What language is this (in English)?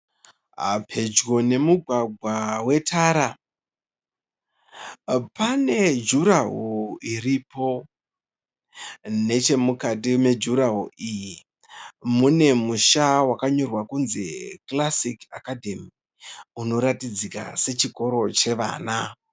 Shona